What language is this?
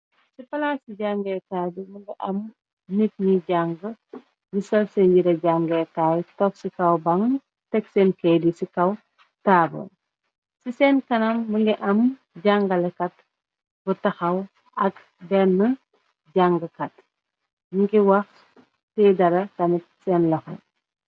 Wolof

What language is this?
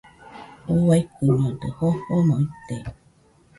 Nüpode Huitoto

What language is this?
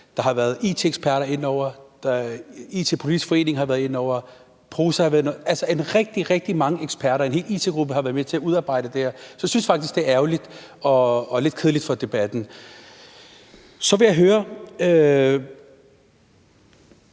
Danish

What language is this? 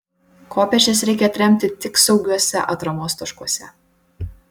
Lithuanian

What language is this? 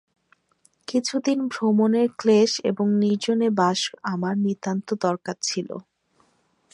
Bangla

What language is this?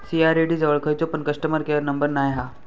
Marathi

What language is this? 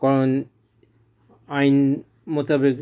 Bangla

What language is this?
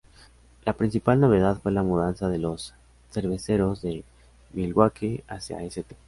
Spanish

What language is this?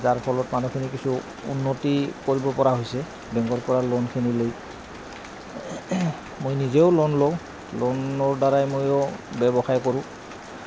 Assamese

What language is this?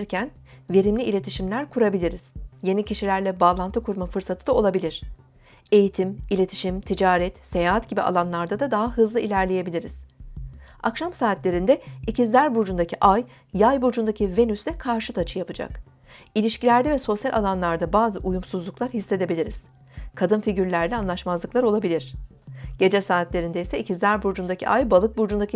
Turkish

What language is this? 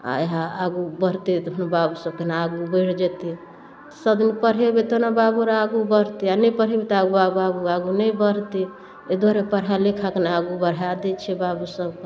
Maithili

